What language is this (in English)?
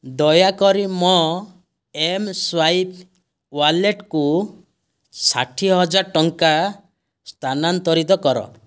Odia